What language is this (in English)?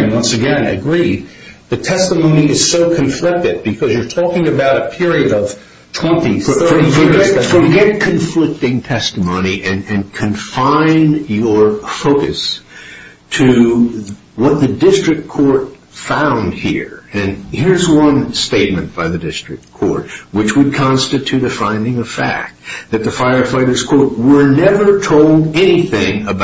English